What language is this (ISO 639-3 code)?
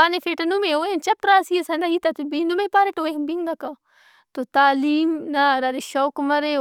brh